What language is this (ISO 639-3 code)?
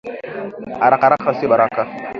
swa